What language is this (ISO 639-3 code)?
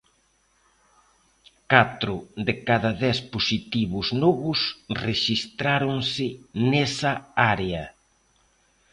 glg